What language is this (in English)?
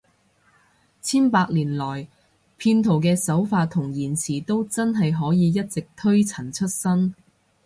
Cantonese